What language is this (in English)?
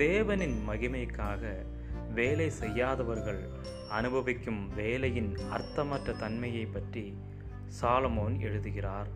Tamil